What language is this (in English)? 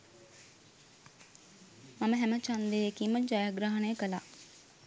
Sinhala